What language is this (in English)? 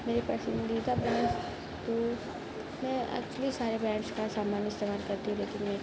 Urdu